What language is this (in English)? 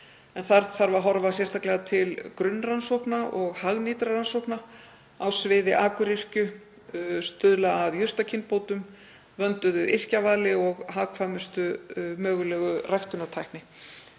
Icelandic